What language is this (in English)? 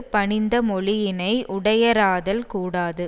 Tamil